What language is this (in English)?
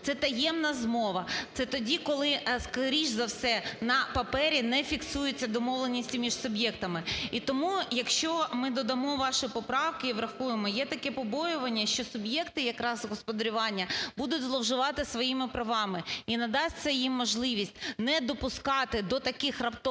Ukrainian